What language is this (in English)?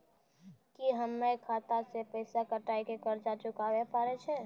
Maithili